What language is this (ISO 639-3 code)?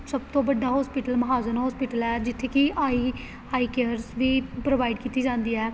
pan